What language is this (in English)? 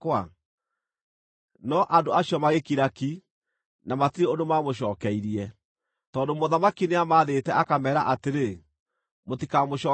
Kikuyu